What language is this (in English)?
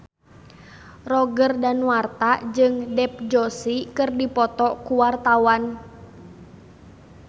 Sundanese